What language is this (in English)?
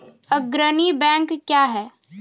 Maithili